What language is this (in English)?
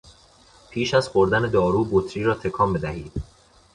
Persian